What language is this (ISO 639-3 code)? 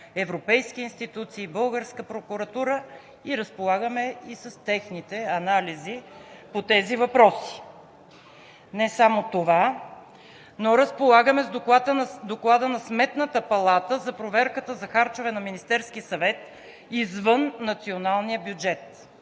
bul